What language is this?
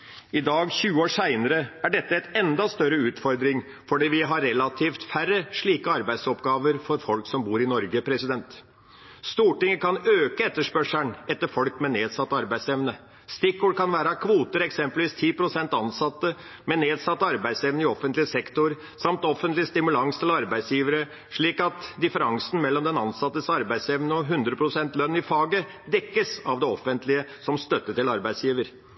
Norwegian Bokmål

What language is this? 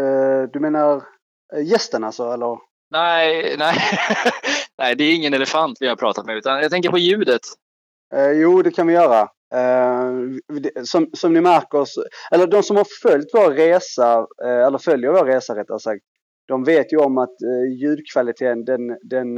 Swedish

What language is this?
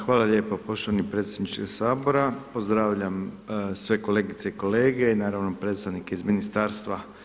Croatian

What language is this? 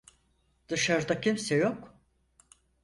Turkish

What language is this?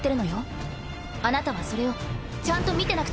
Japanese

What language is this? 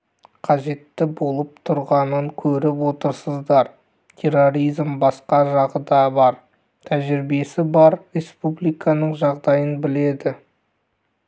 Kazakh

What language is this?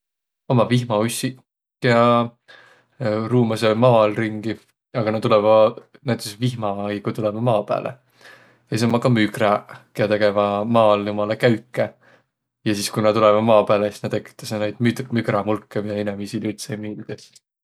Võro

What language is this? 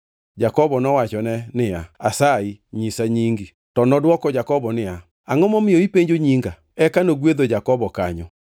Luo (Kenya and Tanzania)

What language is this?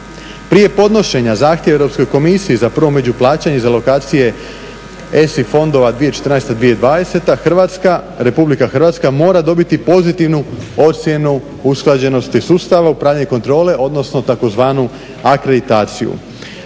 Croatian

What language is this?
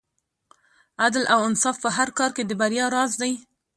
Pashto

